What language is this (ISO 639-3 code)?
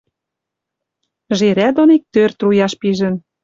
mrj